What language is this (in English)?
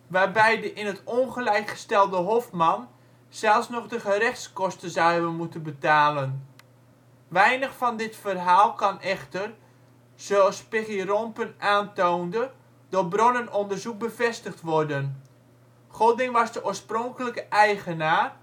Dutch